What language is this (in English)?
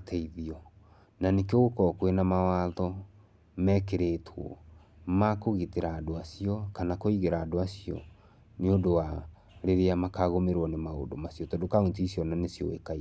Kikuyu